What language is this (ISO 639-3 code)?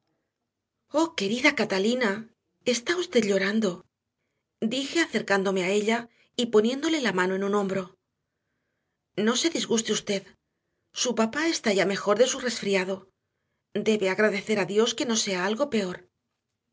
spa